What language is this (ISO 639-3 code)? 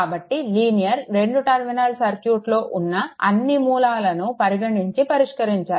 tel